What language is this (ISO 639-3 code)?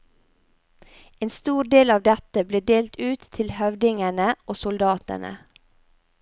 nor